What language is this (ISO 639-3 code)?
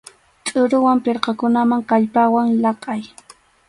qxu